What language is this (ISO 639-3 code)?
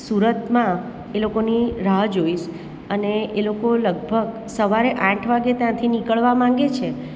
guj